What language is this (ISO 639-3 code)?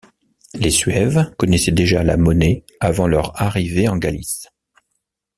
fra